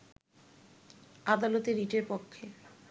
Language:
Bangla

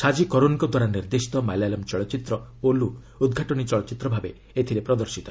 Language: Odia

